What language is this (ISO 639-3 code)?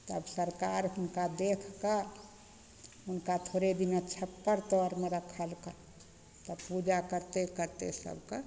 mai